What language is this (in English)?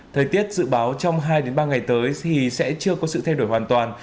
Vietnamese